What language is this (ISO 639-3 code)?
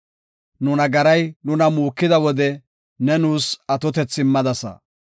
gof